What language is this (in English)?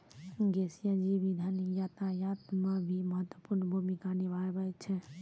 Maithili